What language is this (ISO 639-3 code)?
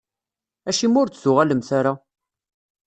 kab